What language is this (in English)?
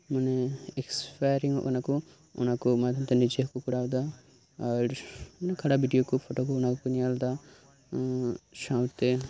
Santali